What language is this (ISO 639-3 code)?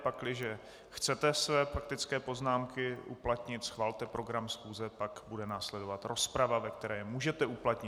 ces